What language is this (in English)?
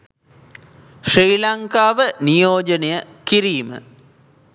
Sinhala